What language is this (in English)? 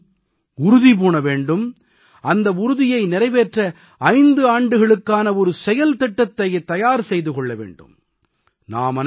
Tamil